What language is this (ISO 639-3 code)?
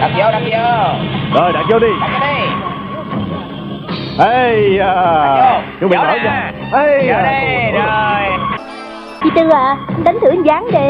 vie